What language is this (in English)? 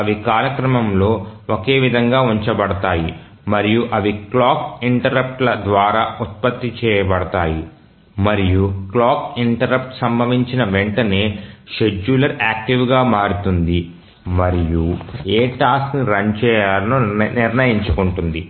Telugu